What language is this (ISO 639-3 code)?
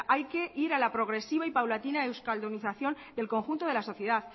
spa